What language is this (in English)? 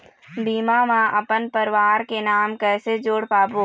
Chhattisgarhi